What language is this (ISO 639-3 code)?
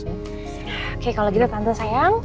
ind